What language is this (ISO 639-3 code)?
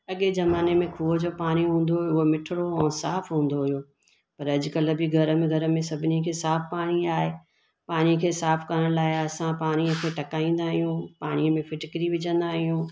snd